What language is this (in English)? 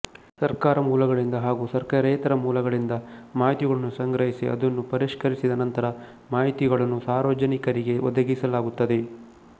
Kannada